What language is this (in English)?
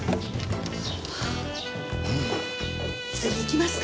Japanese